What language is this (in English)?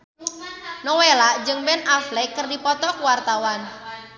Sundanese